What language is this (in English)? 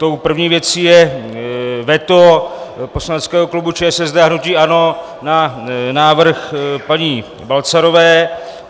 Czech